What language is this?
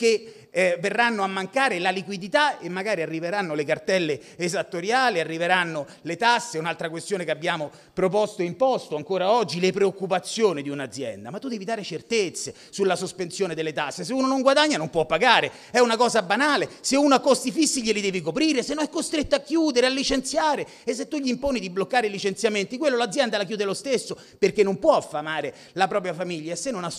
Italian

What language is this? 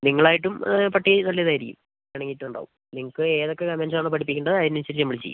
Malayalam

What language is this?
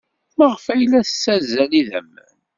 Kabyle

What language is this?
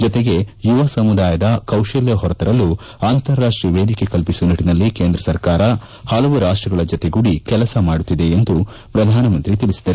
Kannada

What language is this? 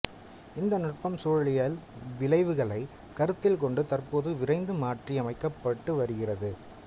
Tamil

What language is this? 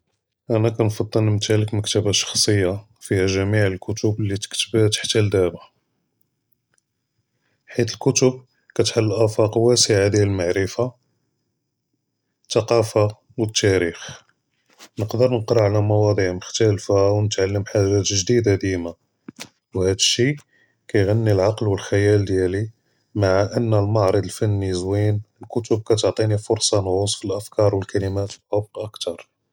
Judeo-Arabic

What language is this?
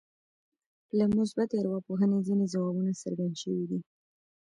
Pashto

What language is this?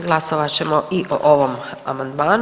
Croatian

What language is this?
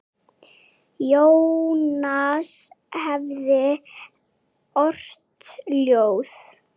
Icelandic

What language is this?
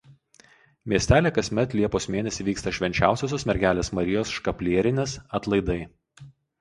Lithuanian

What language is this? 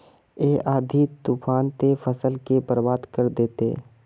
Magahi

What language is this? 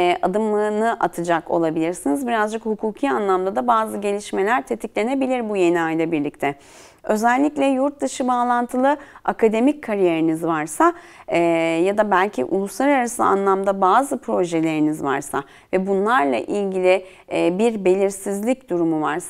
Turkish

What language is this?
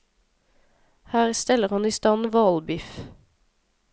Norwegian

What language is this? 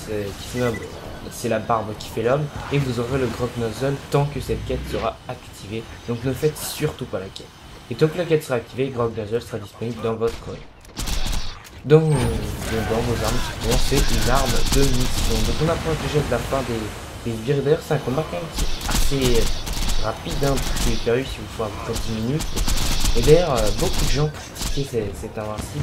French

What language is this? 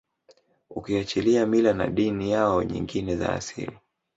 Swahili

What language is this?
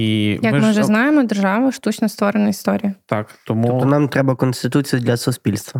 Ukrainian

